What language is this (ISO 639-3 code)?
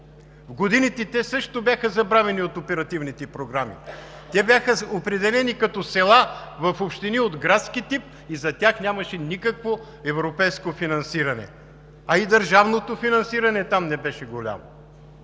bul